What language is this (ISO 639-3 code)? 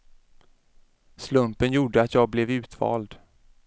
swe